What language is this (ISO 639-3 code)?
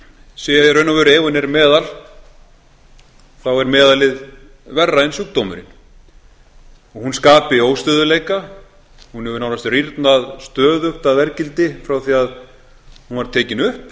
isl